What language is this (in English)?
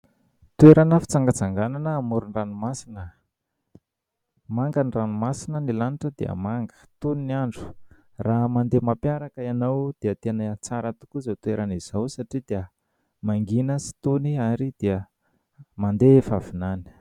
Malagasy